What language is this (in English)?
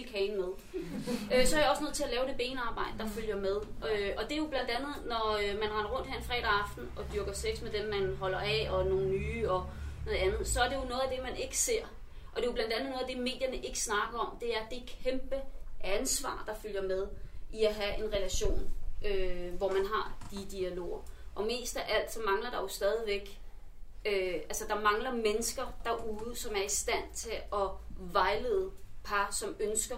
Danish